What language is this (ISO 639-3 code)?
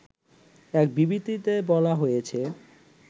ben